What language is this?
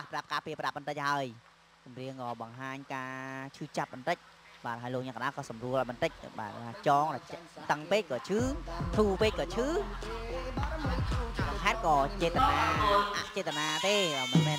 Thai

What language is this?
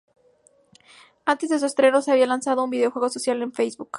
Spanish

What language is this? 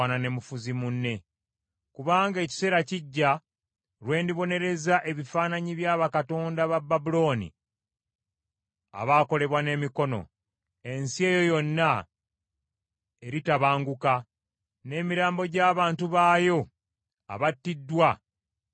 Ganda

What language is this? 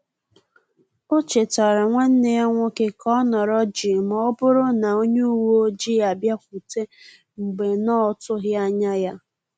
Igbo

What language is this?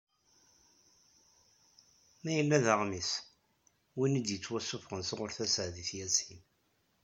Kabyle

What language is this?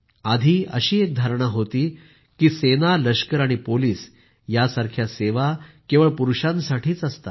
Marathi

